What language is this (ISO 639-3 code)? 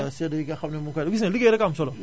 wol